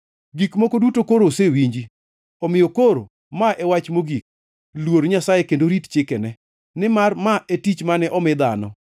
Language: Luo (Kenya and Tanzania)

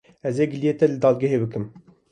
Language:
Kurdish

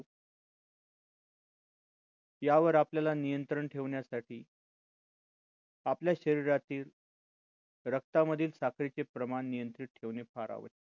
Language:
Marathi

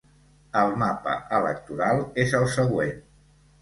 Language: Catalan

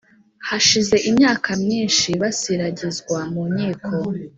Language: Kinyarwanda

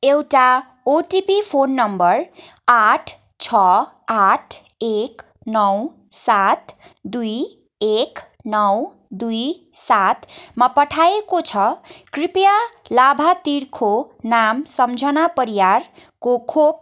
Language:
Nepali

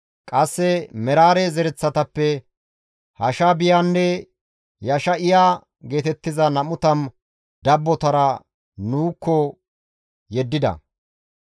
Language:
Gamo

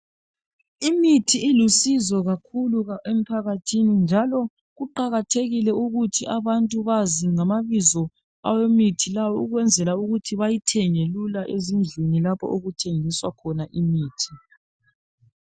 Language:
North Ndebele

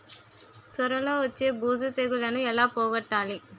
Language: Telugu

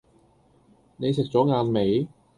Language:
Cantonese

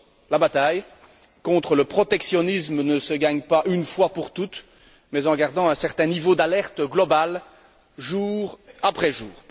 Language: French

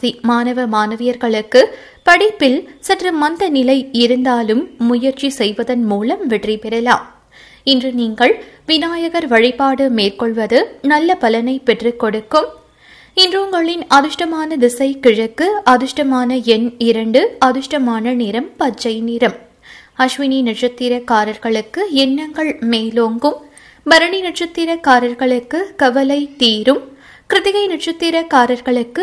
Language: Tamil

